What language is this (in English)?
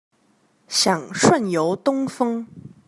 Chinese